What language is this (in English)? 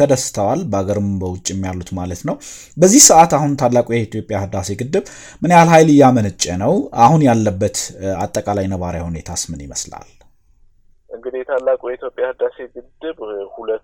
Amharic